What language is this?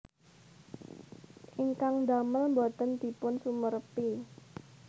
Javanese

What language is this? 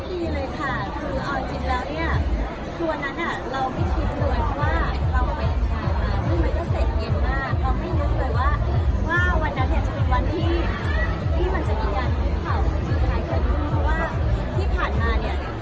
Thai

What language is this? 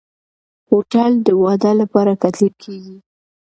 Pashto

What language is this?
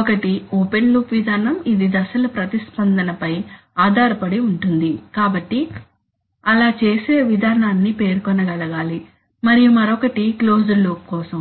Telugu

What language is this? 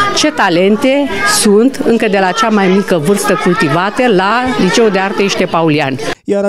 Romanian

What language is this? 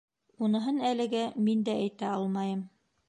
Bashkir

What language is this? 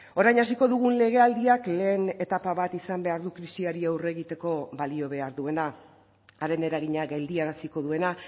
Basque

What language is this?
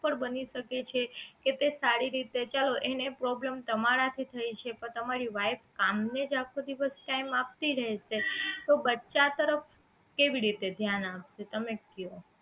Gujarati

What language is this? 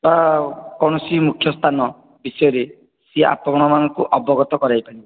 Odia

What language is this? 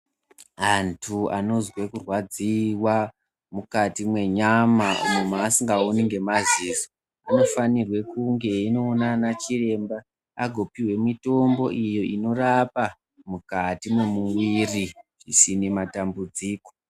Ndau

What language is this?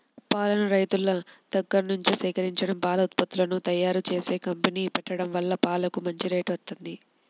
Telugu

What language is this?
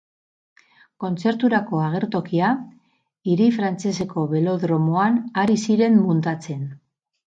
Basque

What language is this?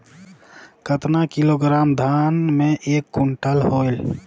Chhattisgarhi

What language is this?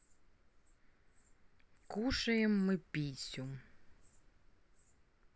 Russian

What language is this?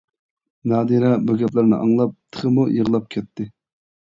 Uyghur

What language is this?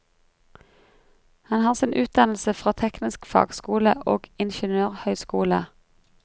Norwegian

